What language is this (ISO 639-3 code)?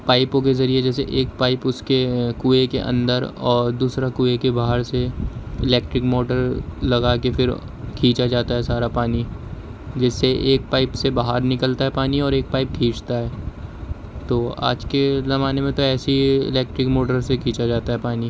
urd